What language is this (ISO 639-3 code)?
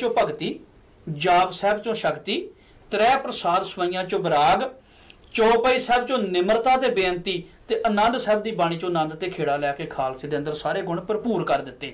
kor